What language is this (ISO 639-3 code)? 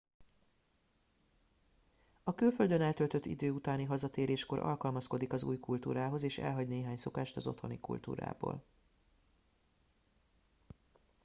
hun